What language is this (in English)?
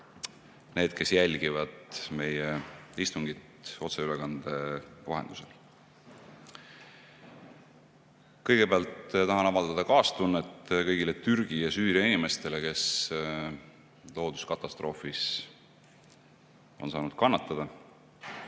Estonian